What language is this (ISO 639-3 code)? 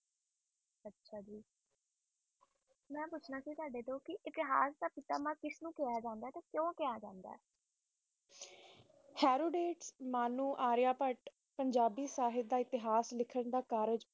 pan